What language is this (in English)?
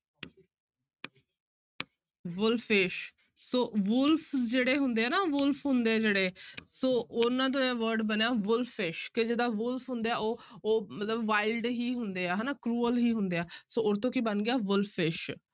Punjabi